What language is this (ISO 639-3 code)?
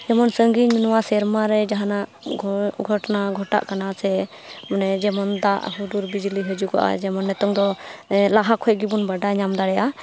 sat